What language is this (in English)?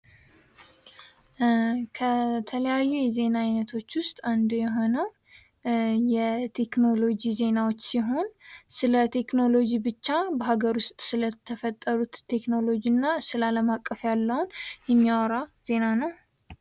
Amharic